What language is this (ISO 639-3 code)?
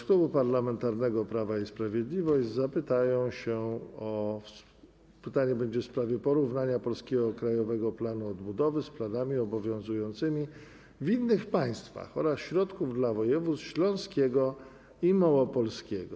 pol